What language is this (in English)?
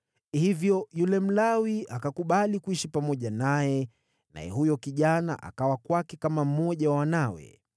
Swahili